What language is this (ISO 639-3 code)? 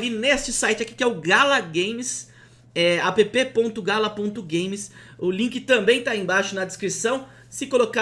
por